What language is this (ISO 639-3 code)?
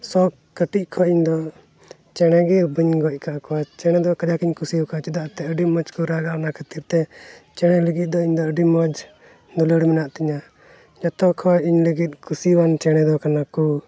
sat